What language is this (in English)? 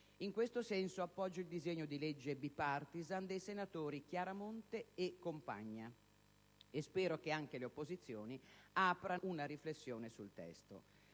Italian